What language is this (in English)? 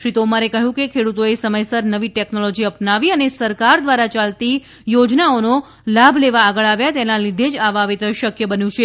Gujarati